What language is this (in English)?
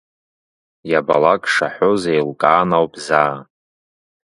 Abkhazian